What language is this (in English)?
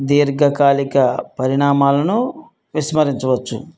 Telugu